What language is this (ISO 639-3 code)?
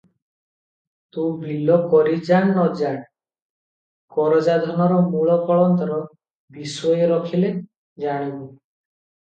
ori